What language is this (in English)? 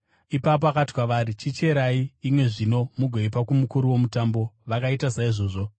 Shona